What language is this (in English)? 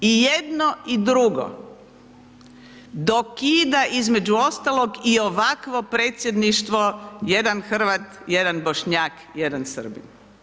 Croatian